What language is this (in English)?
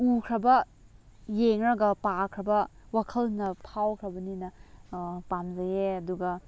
Manipuri